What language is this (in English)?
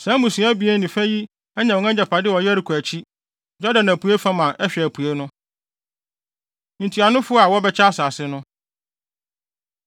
Akan